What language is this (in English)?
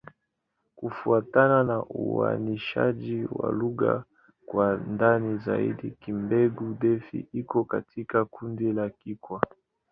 Swahili